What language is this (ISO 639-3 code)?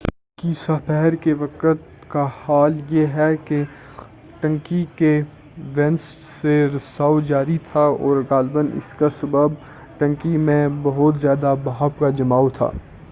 urd